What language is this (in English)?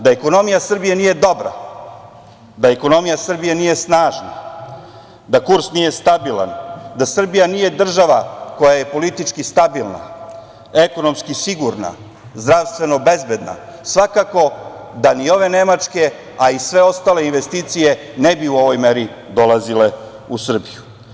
Serbian